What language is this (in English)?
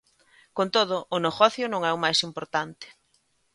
Galician